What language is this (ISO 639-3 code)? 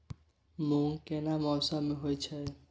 mai